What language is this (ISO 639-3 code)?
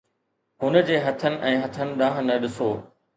snd